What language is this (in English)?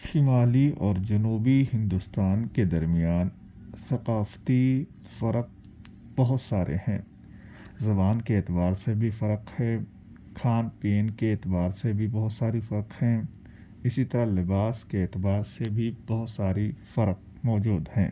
Urdu